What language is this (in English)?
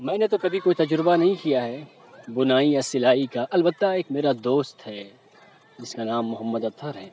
Urdu